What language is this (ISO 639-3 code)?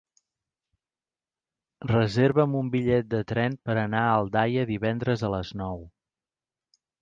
cat